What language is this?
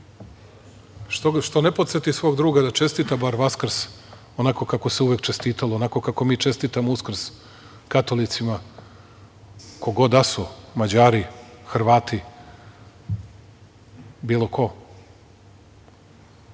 Serbian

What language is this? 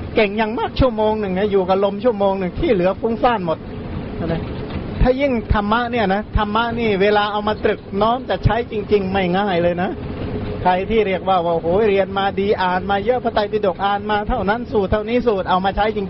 Thai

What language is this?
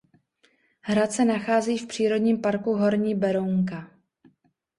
Czech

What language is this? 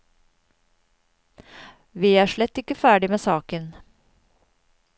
Norwegian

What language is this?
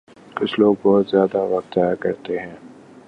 Urdu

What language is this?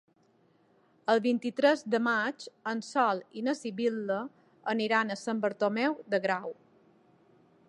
Catalan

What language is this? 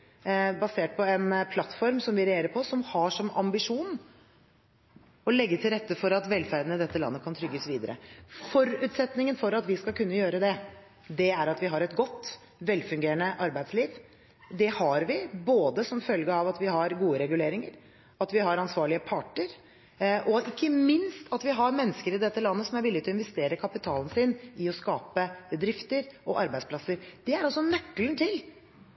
Norwegian Bokmål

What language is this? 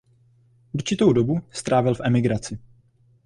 Czech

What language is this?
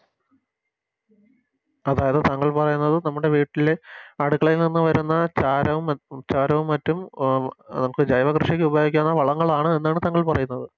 Malayalam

